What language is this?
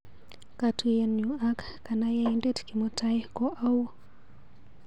Kalenjin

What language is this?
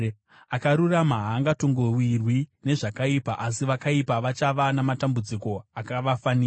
Shona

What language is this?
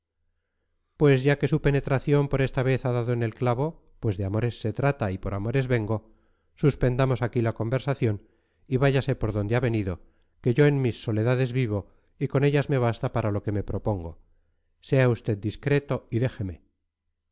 Spanish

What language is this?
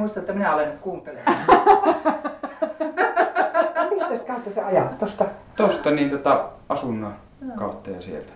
Finnish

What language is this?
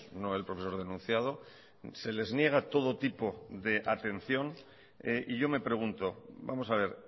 Spanish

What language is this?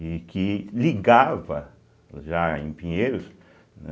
Portuguese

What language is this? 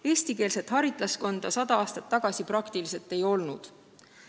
Estonian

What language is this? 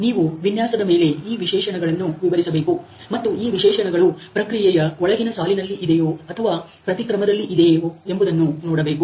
Kannada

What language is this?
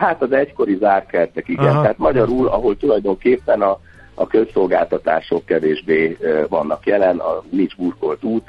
Hungarian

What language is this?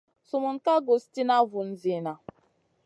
Masana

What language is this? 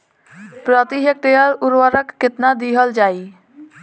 Bhojpuri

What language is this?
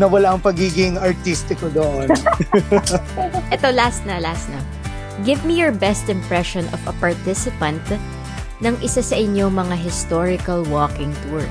Filipino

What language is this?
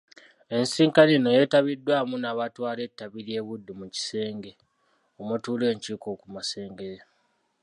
Ganda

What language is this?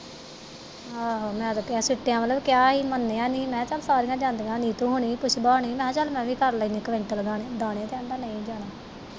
Punjabi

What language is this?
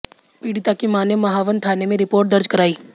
Hindi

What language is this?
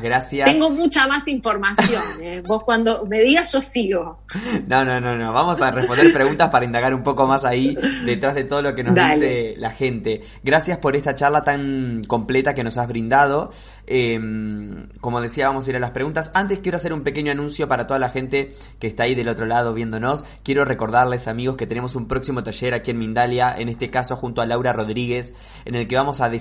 Spanish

